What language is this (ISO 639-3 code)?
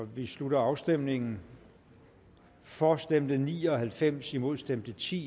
dan